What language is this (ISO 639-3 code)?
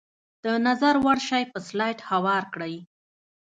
pus